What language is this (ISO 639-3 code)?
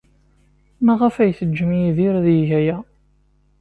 kab